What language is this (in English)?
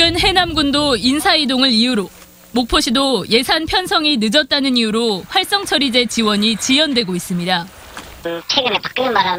Korean